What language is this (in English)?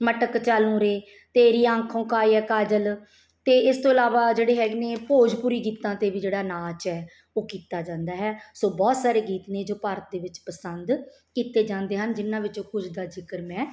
Punjabi